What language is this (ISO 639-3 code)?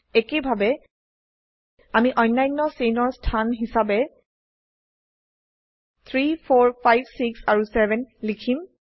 asm